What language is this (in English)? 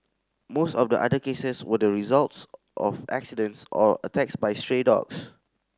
English